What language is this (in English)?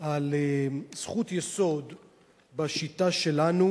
Hebrew